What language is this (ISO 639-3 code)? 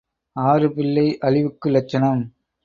tam